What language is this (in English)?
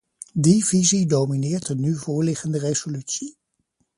Dutch